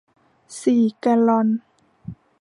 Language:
Thai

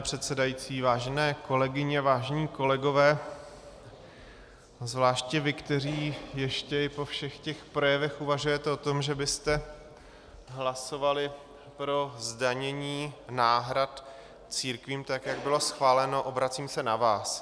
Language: Czech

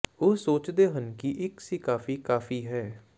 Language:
Punjabi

